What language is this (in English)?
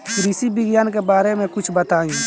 Bhojpuri